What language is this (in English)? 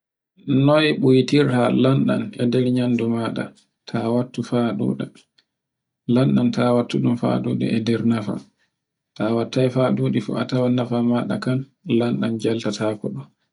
Borgu Fulfulde